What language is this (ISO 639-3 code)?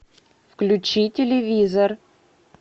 rus